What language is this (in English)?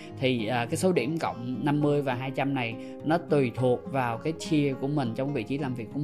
Vietnamese